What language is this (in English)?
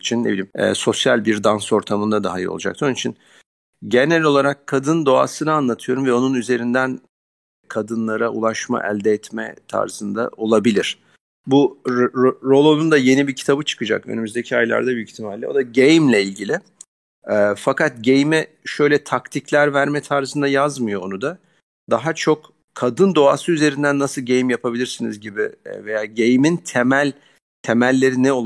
Turkish